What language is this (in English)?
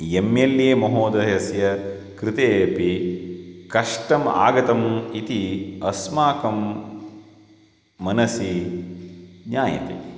Sanskrit